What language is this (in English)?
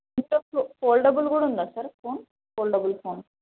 Telugu